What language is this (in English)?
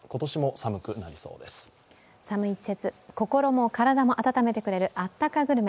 Japanese